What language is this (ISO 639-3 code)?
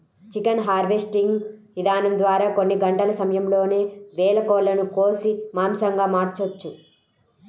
tel